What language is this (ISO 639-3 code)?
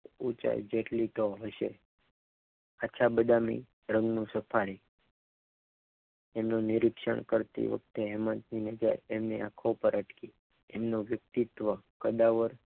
guj